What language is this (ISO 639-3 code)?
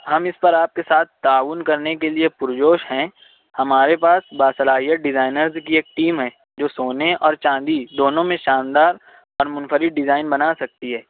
urd